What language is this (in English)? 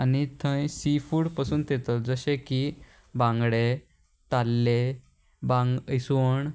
Konkani